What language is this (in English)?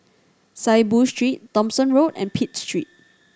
English